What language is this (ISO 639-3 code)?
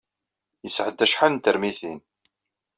kab